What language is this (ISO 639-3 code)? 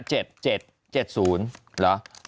tha